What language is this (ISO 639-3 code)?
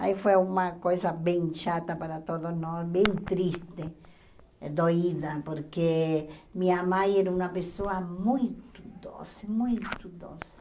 por